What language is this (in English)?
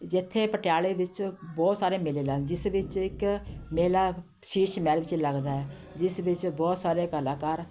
Punjabi